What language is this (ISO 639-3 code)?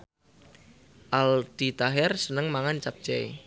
jav